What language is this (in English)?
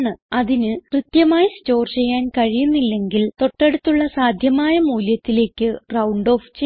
Malayalam